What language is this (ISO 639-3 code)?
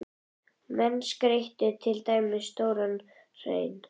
isl